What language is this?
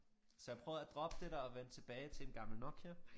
Danish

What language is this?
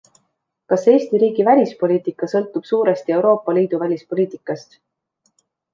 Estonian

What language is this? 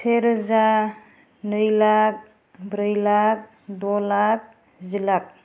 Bodo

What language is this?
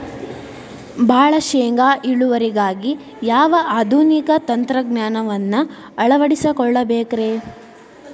Kannada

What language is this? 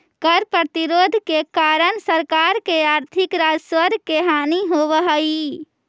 Magahi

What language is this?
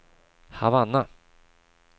Swedish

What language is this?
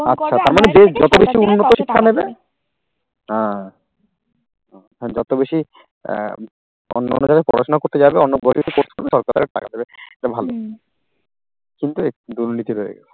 Bangla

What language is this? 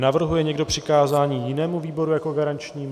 Czech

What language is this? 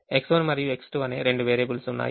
Telugu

